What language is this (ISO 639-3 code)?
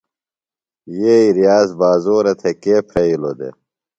phl